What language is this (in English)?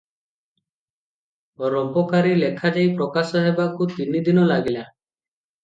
Odia